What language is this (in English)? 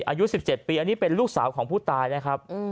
Thai